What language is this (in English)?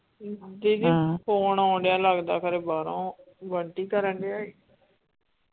Punjabi